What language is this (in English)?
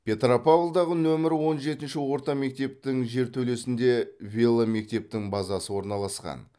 Kazakh